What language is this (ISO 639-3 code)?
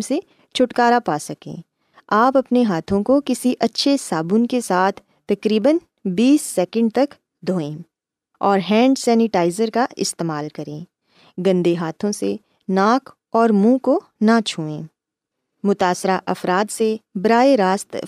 urd